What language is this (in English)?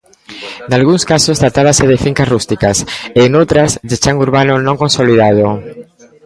Galician